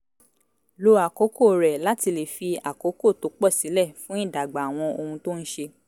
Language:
Yoruba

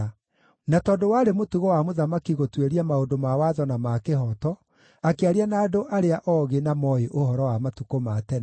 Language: Kikuyu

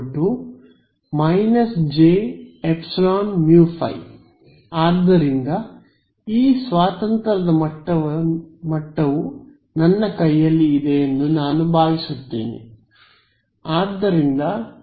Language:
Kannada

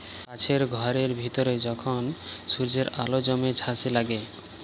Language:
Bangla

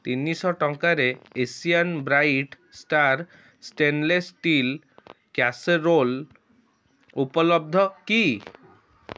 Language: Odia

